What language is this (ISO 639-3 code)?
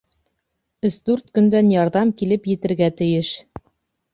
bak